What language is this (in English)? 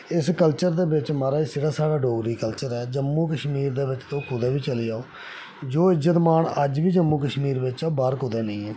Dogri